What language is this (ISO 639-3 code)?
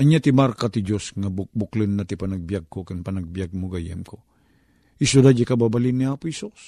fil